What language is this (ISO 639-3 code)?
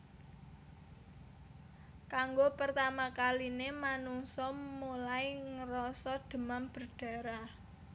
jav